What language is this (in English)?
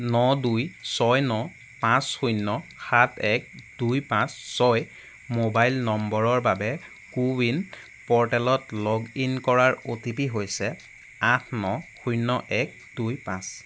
Assamese